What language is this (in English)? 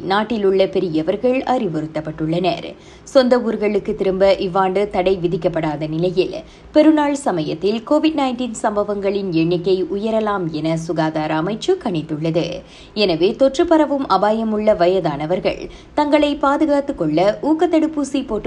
Tamil